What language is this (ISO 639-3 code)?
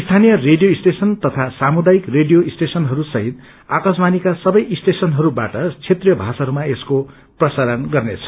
nep